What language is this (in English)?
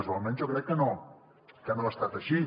Catalan